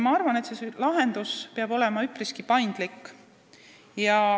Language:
Estonian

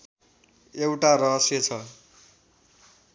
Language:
Nepali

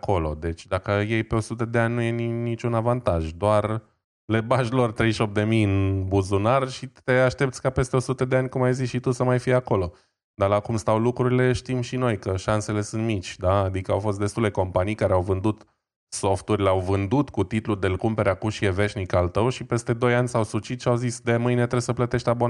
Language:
Romanian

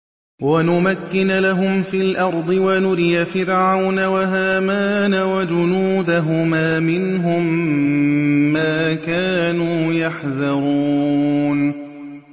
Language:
Arabic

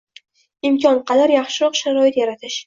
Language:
Uzbek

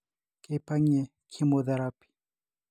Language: Masai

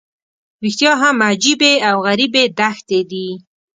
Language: Pashto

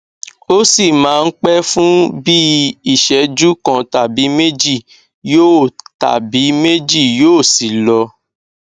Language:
Yoruba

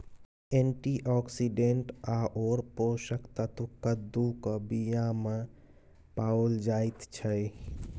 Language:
Maithili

